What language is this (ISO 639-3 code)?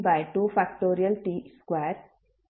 kan